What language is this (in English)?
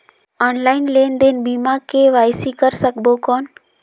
Chhattisgarhi